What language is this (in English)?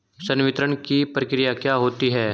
Hindi